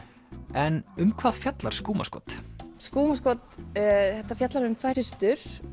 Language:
Icelandic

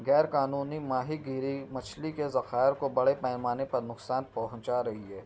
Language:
Urdu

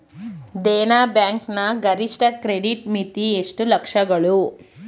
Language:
Kannada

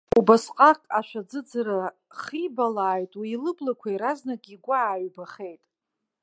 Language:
Abkhazian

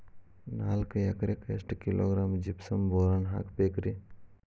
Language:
Kannada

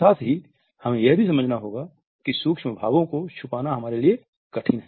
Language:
Hindi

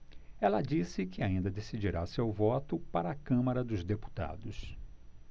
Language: Portuguese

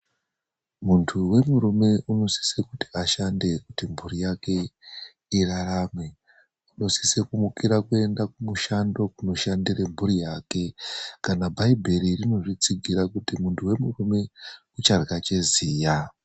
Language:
Ndau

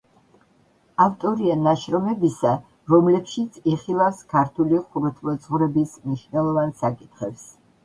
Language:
Georgian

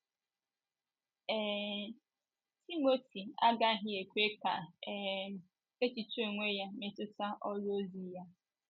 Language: Igbo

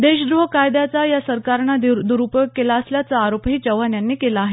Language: Marathi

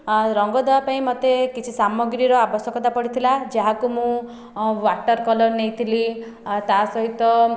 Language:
Odia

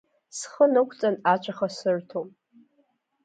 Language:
Abkhazian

